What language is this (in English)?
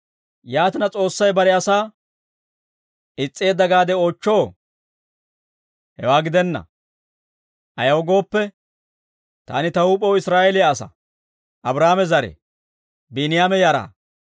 Dawro